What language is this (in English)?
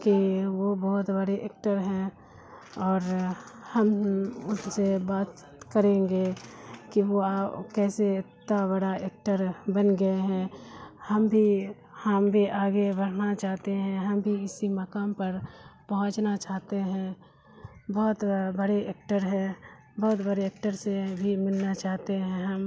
Urdu